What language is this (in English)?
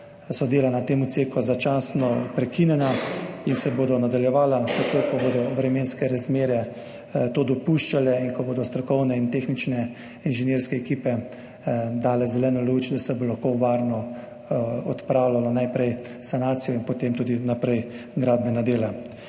Slovenian